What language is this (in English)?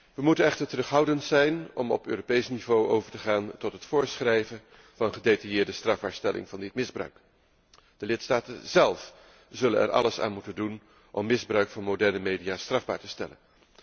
Dutch